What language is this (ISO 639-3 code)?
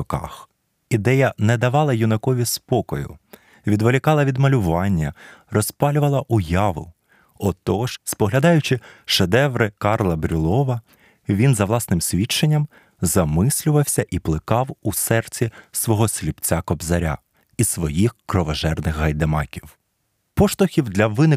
ukr